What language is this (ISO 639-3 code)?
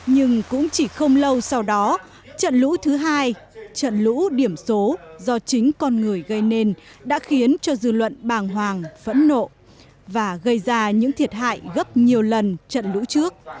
vie